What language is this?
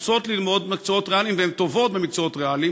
Hebrew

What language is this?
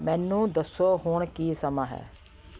Punjabi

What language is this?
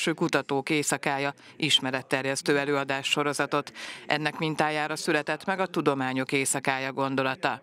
Hungarian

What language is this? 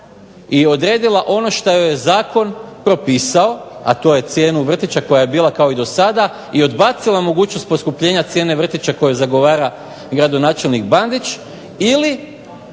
Croatian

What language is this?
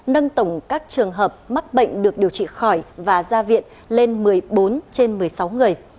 Vietnamese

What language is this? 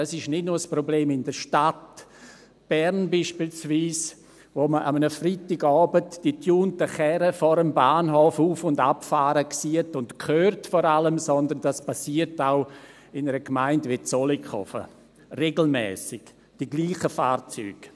Swiss German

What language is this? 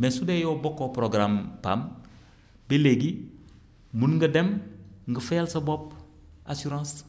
Wolof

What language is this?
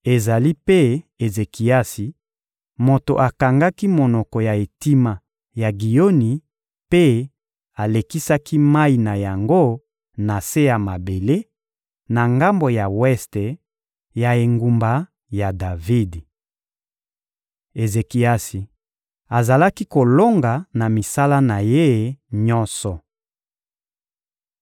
Lingala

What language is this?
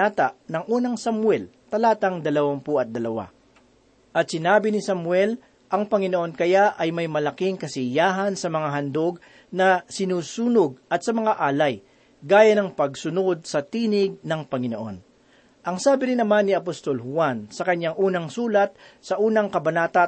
Filipino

